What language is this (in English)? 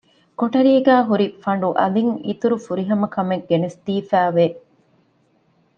Divehi